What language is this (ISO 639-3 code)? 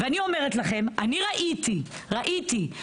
heb